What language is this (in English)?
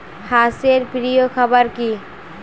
Bangla